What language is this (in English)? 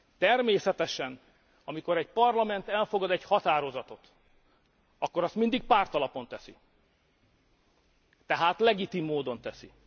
Hungarian